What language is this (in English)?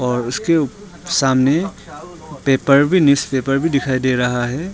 Hindi